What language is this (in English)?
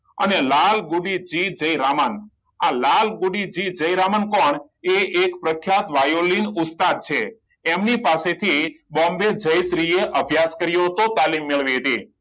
Gujarati